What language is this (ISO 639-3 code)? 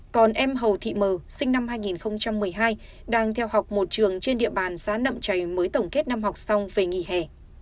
vie